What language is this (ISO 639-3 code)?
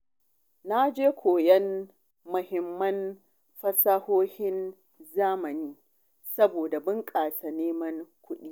hau